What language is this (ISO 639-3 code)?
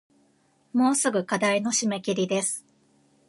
jpn